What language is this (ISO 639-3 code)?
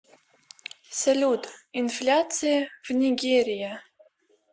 rus